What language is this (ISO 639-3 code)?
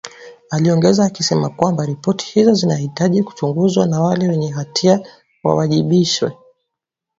swa